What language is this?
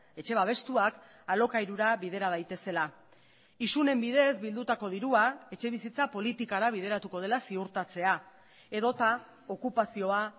Basque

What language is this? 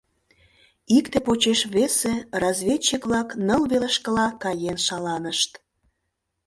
Mari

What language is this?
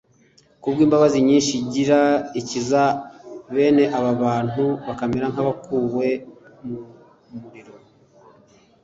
Kinyarwanda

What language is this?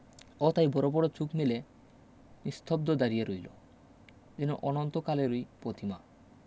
Bangla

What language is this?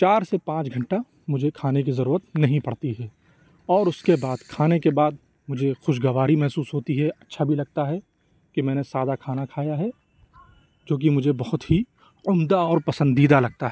Urdu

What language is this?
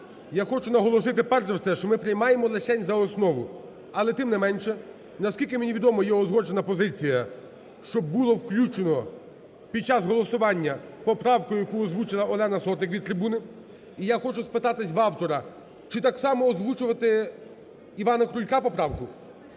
Ukrainian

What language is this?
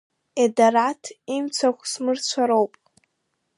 Abkhazian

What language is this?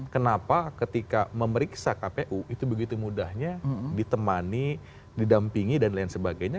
Indonesian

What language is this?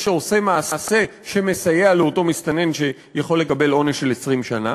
Hebrew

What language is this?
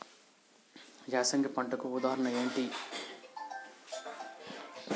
Telugu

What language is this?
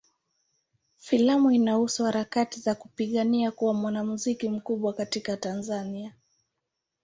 Swahili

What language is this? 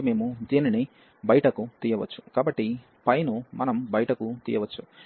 Telugu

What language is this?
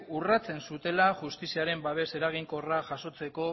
Basque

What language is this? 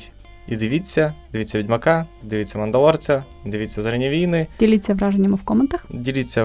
Ukrainian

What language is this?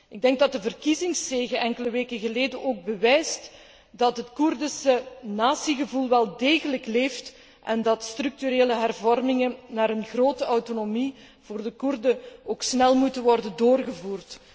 Dutch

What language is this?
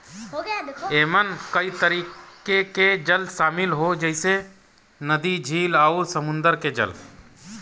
Bhojpuri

